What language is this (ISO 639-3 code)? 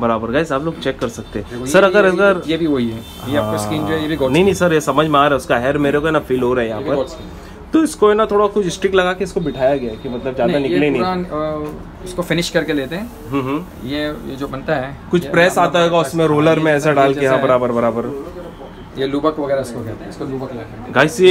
hin